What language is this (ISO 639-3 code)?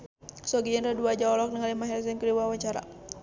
sun